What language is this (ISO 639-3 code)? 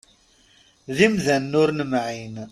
kab